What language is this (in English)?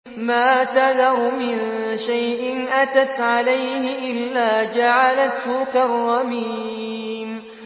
Arabic